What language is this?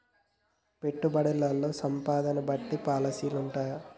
Telugu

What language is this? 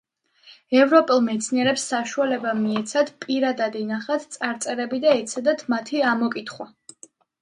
Georgian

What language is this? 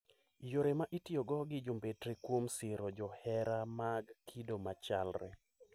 Luo (Kenya and Tanzania)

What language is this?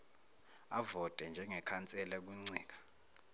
Zulu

